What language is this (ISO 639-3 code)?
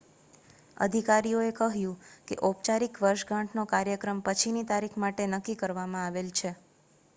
guj